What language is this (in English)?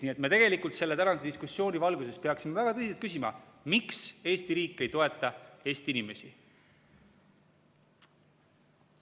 Estonian